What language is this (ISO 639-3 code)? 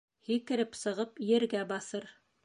bak